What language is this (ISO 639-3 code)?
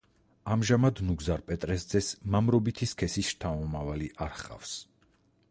kat